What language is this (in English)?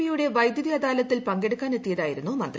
Malayalam